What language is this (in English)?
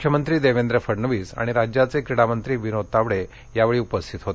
Marathi